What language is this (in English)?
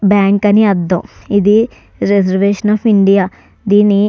Telugu